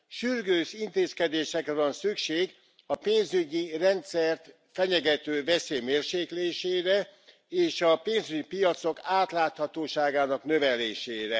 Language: Hungarian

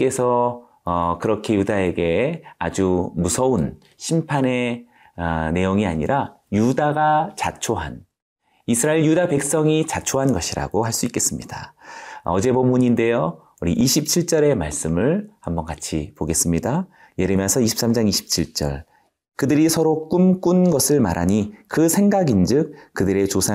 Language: Korean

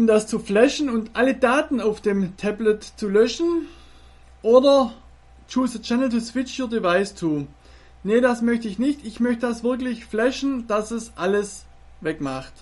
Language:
German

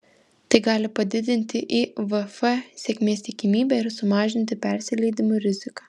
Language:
Lithuanian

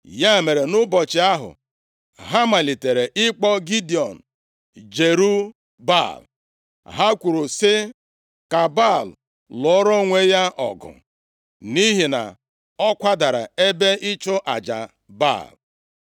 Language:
Igbo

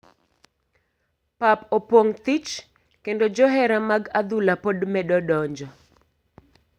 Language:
Luo (Kenya and Tanzania)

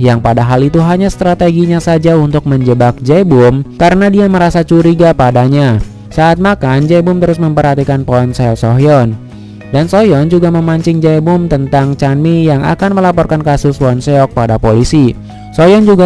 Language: Indonesian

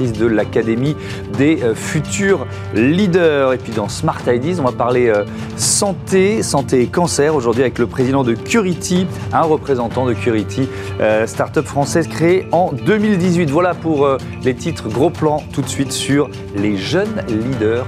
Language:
French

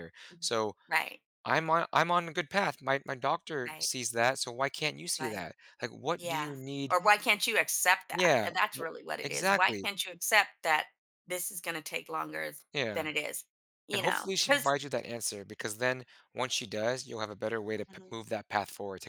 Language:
English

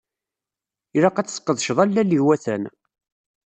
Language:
Kabyle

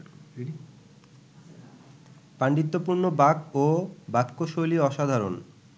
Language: Bangla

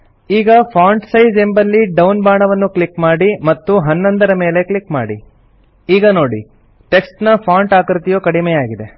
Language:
Kannada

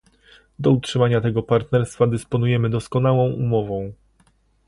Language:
Polish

